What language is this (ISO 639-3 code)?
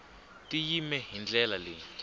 tso